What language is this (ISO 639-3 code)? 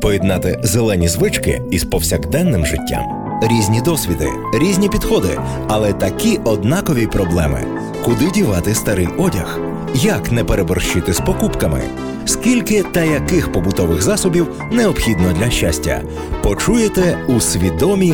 ukr